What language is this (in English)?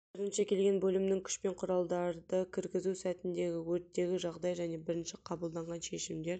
Kazakh